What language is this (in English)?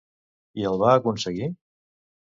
Catalan